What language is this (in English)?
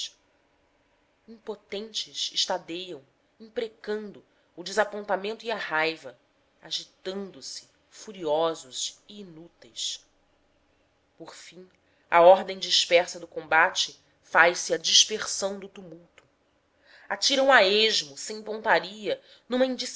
Portuguese